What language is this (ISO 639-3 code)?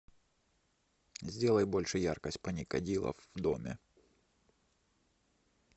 rus